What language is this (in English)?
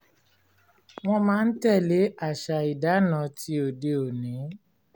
Yoruba